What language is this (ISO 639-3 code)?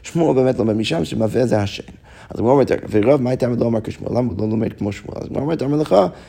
heb